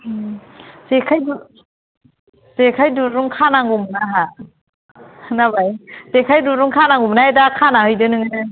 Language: Bodo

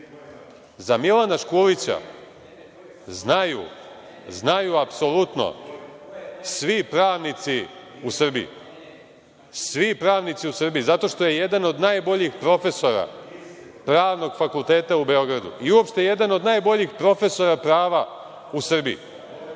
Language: Serbian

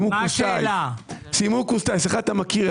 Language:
Hebrew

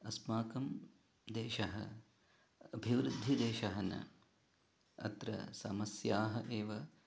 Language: Sanskrit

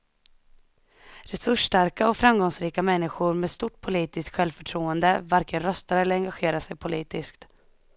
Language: Swedish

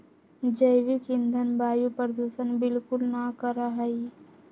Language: Magahi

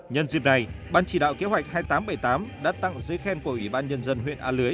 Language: Vietnamese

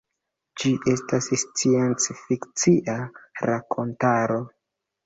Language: Esperanto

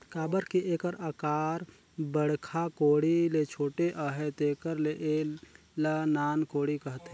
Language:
Chhattisgarhi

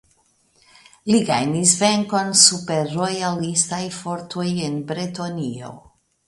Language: Esperanto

